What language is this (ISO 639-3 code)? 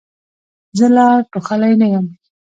pus